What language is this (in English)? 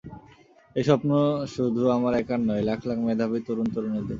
Bangla